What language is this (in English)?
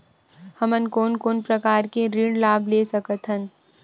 Chhattisgarhi